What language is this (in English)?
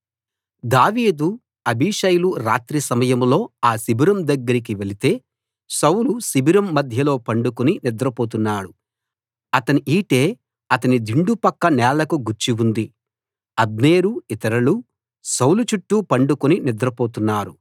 Telugu